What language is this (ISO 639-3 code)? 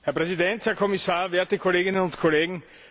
deu